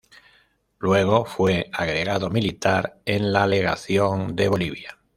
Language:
Spanish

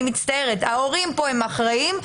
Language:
Hebrew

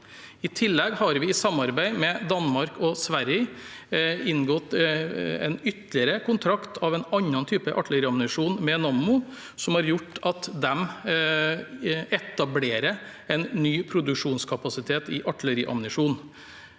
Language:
Norwegian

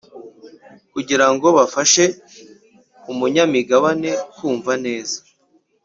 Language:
Kinyarwanda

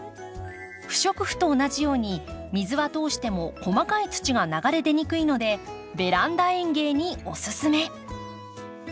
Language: Japanese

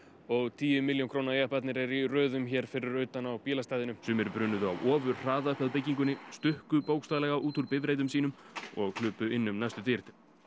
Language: Icelandic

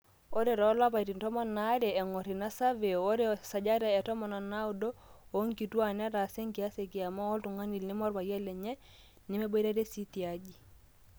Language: Masai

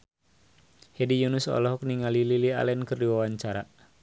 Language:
Sundanese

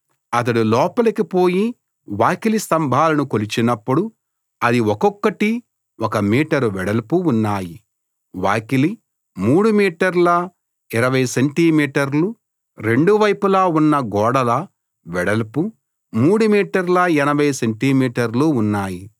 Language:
Telugu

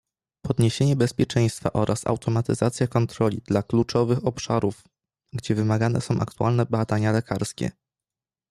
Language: Polish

